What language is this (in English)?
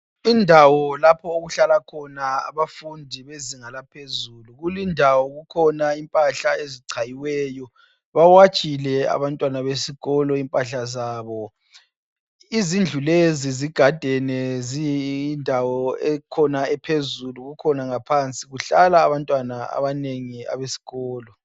North Ndebele